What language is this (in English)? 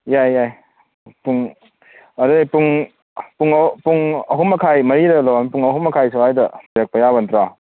Manipuri